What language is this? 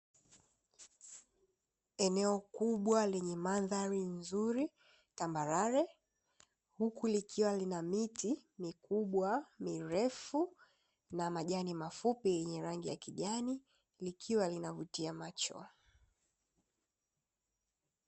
Swahili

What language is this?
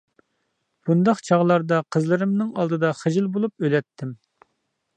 Uyghur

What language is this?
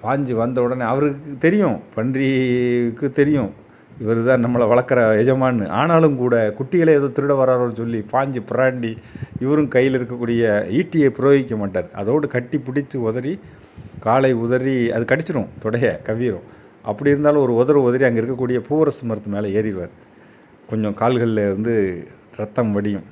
Tamil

